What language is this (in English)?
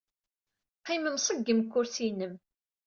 Kabyle